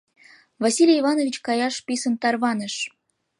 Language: Mari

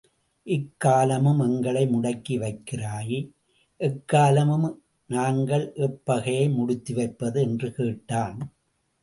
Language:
Tamil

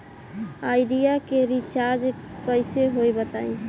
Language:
Bhojpuri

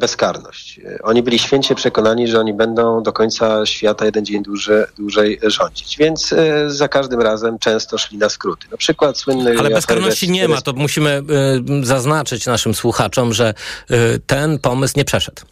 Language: Polish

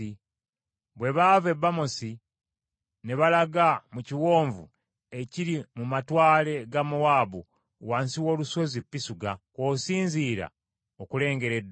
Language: Ganda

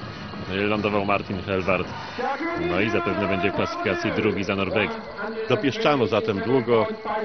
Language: Polish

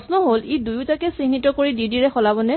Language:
Assamese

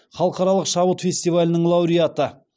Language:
Kazakh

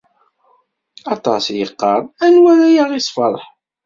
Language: Kabyle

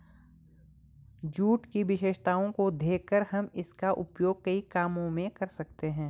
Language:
Hindi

